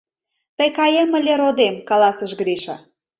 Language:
Mari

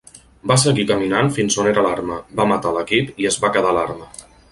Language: Catalan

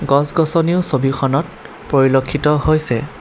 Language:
Assamese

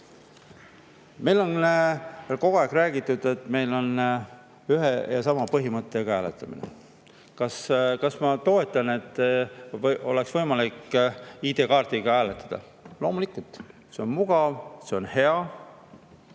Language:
Estonian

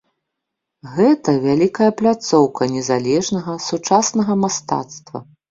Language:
Belarusian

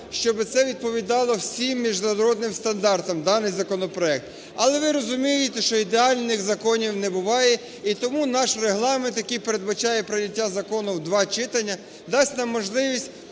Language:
Ukrainian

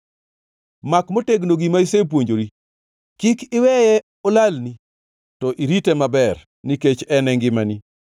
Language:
Luo (Kenya and Tanzania)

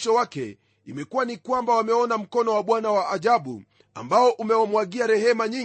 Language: Swahili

